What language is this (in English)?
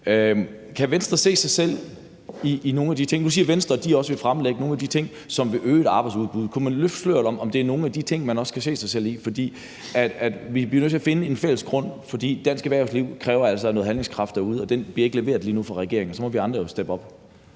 Danish